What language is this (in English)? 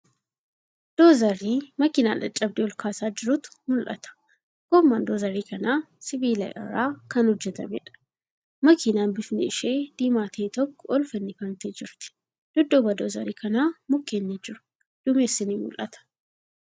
Oromo